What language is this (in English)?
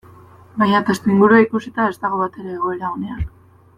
Basque